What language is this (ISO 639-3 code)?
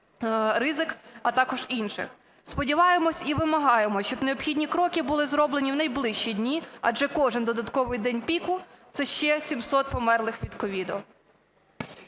ukr